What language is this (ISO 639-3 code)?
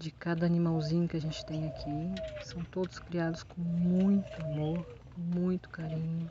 por